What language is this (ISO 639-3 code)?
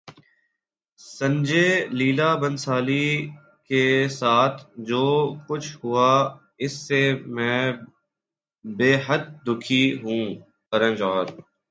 urd